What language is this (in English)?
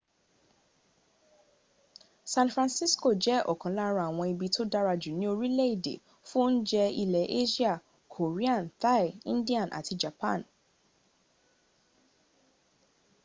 Yoruba